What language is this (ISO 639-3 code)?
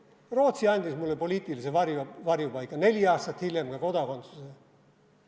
est